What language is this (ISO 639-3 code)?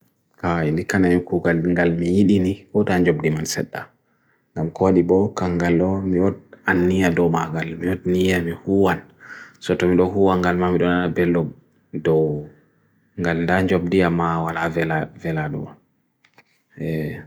fui